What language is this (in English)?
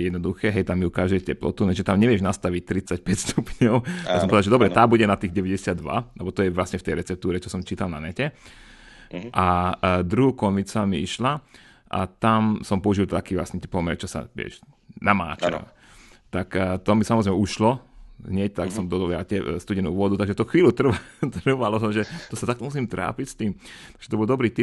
Slovak